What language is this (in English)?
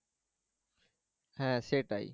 Bangla